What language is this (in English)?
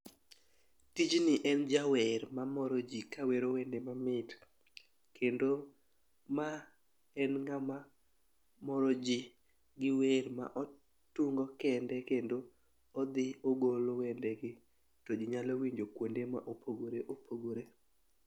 Luo (Kenya and Tanzania)